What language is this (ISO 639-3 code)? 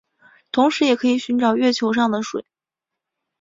zho